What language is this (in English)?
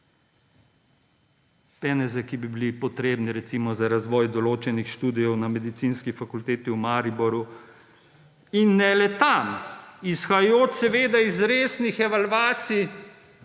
Slovenian